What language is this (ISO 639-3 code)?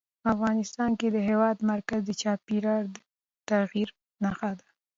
pus